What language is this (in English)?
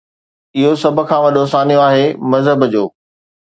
Sindhi